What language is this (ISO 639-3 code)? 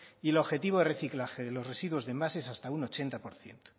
spa